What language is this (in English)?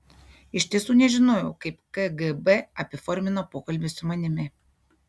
Lithuanian